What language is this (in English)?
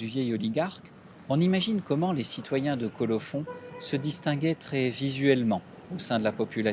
French